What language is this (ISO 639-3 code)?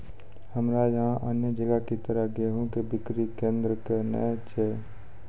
mai